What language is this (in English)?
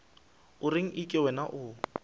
Northern Sotho